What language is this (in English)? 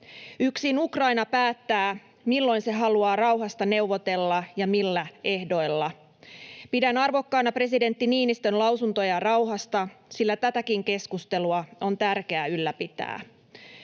Finnish